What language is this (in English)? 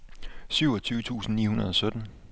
Danish